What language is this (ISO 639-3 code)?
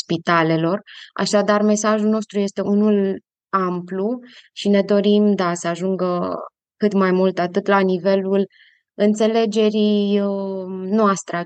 ron